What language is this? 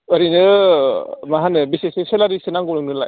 Bodo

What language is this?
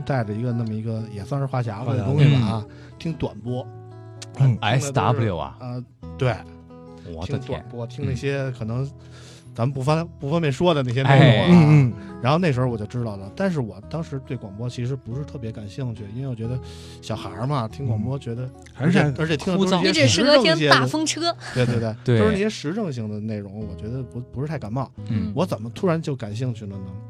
Chinese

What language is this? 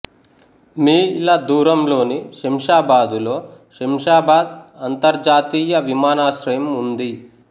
Telugu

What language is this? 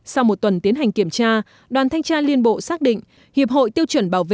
Vietnamese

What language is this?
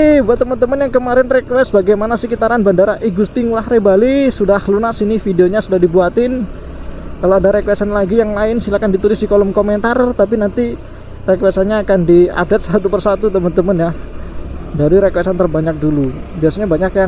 Indonesian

